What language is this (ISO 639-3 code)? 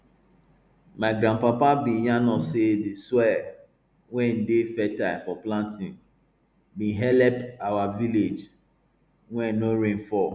pcm